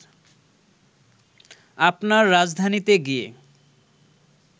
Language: Bangla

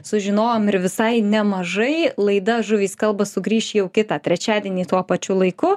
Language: Lithuanian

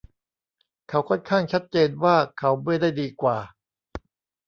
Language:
Thai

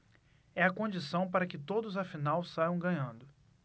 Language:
Portuguese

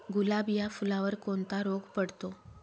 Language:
Marathi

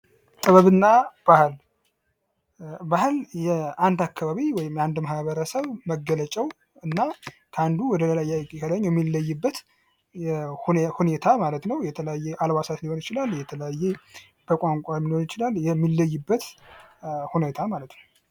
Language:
Amharic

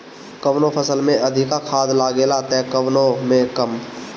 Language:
Bhojpuri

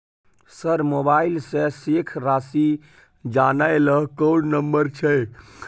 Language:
Maithili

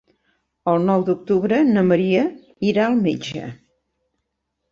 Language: Catalan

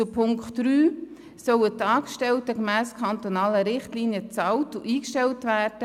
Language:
Swiss German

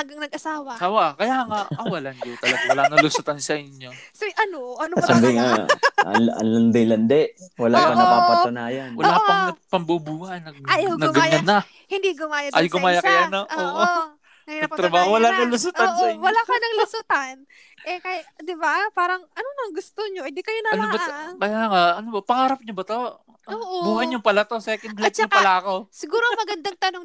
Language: Filipino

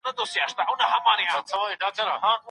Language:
Pashto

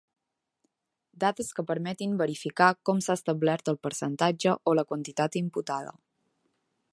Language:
Catalan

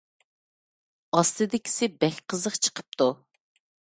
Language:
Uyghur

